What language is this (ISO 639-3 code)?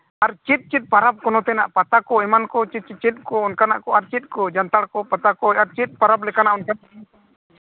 sat